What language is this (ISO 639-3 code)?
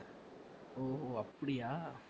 tam